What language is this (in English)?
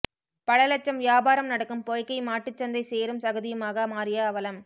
Tamil